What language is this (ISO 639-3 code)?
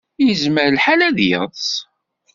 kab